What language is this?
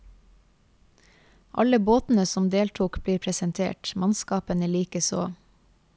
Norwegian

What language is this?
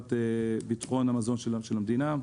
Hebrew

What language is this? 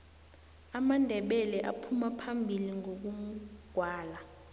South Ndebele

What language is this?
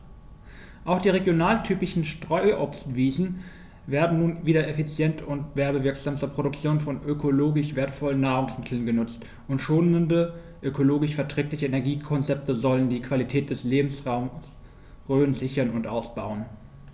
German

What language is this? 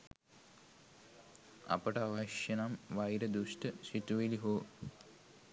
Sinhala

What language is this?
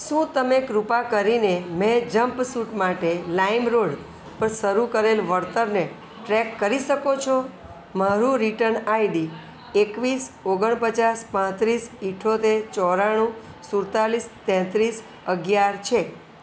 Gujarati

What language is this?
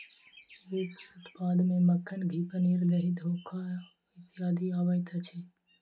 Maithili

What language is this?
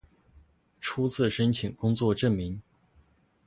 Chinese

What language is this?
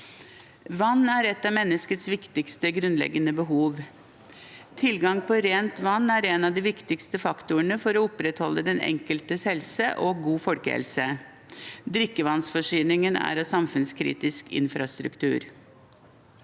Norwegian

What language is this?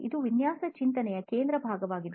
Kannada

